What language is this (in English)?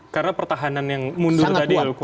Indonesian